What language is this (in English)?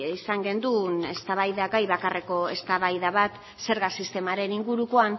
Basque